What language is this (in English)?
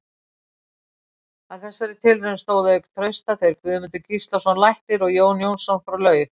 Icelandic